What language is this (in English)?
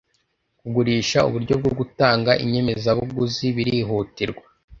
Kinyarwanda